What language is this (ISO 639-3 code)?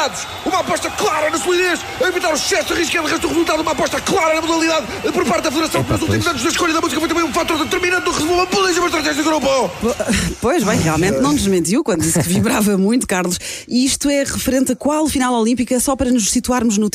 por